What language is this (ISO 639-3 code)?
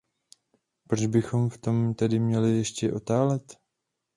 ces